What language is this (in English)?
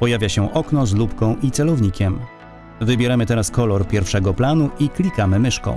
Polish